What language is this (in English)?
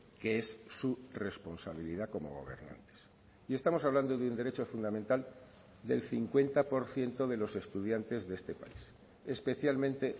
Spanish